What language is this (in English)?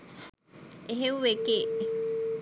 Sinhala